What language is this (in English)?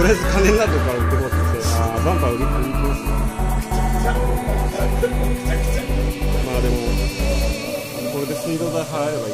Japanese